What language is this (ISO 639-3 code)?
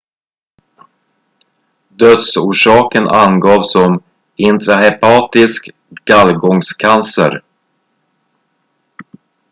swe